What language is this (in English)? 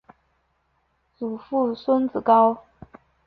Chinese